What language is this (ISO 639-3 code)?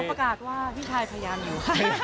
tha